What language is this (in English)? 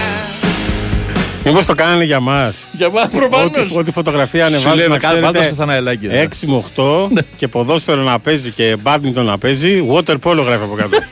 Greek